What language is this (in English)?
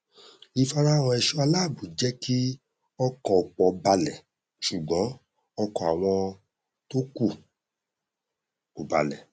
Yoruba